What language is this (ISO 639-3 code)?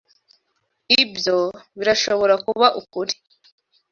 kin